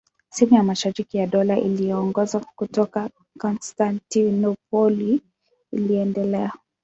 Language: Swahili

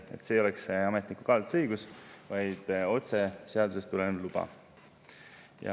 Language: Estonian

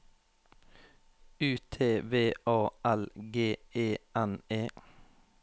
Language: Norwegian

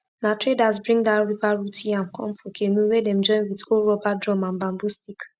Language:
Nigerian Pidgin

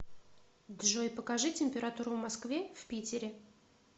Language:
Russian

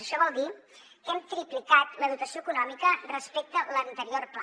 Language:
Catalan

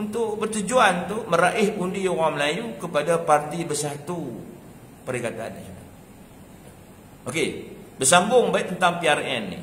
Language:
Malay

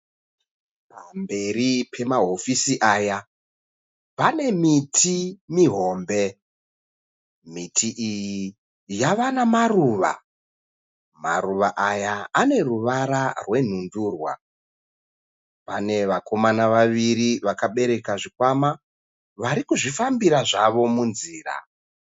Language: Shona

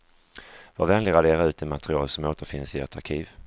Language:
Swedish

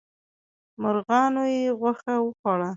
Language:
Pashto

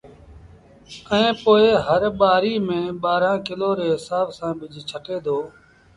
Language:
Sindhi Bhil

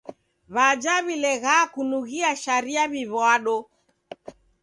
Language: Taita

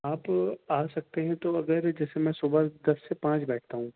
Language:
Urdu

